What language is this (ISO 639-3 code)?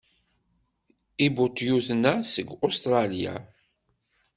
kab